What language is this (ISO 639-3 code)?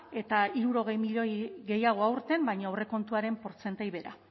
eus